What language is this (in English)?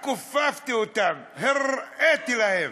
Hebrew